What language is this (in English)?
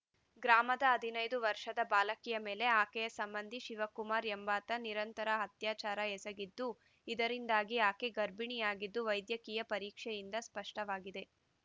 Kannada